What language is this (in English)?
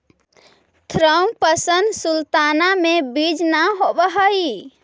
Magahi